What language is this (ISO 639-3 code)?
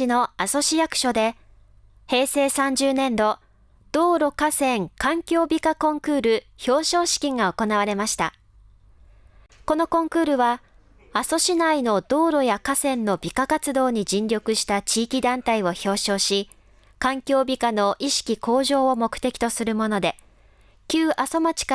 jpn